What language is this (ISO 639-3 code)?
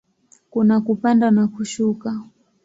swa